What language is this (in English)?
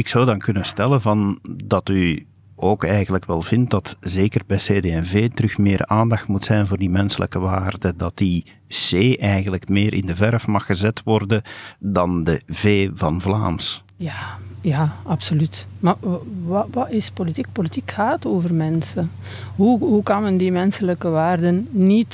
Dutch